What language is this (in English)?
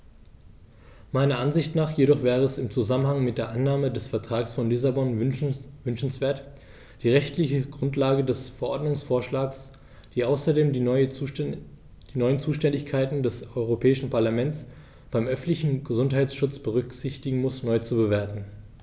German